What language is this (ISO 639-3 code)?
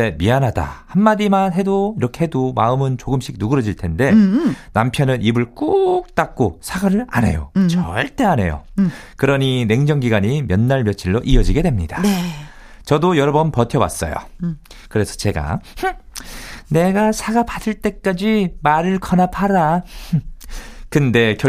kor